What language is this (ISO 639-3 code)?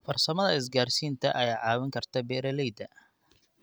som